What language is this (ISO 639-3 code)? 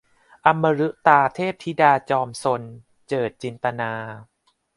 tha